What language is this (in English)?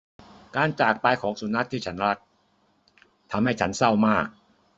Thai